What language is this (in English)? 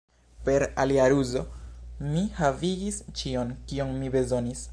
Esperanto